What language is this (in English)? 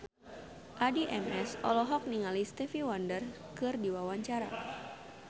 Sundanese